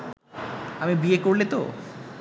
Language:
Bangla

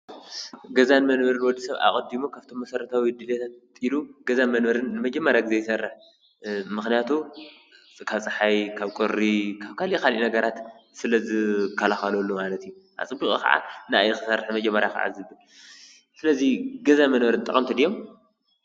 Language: Tigrinya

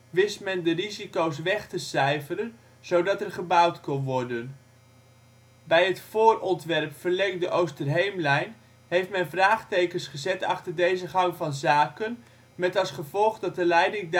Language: Dutch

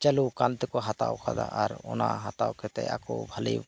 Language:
Santali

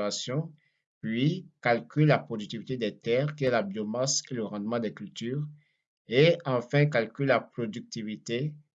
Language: French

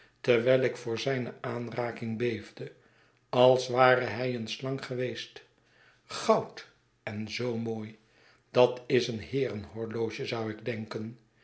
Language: Dutch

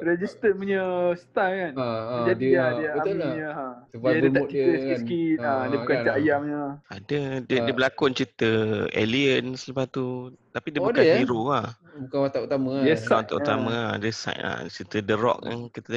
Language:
Malay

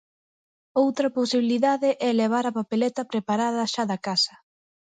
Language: Galician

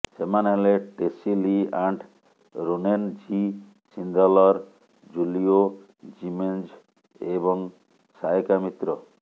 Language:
Odia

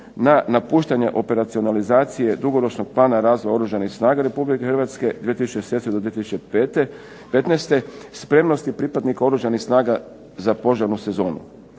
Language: Croatian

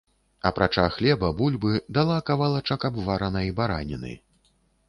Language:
Belarusian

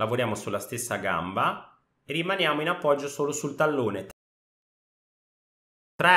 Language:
Italian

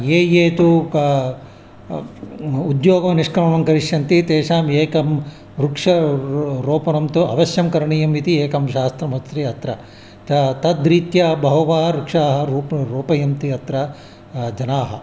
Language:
Sanskrit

